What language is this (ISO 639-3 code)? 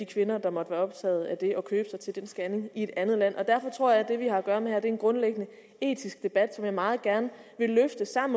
dan